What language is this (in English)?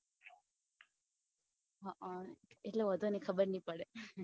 Gujarati